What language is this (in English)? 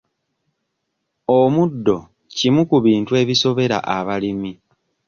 Ganda